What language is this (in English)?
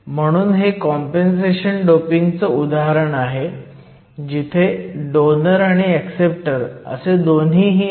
Marathi